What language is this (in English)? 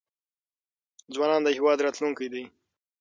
Pashto